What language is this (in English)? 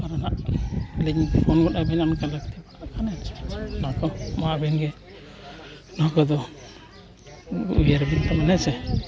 Santali